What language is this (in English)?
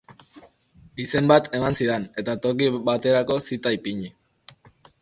Basque